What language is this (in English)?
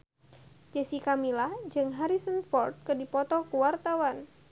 Sundanese